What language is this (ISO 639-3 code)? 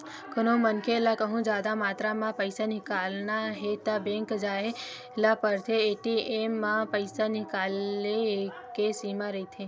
hne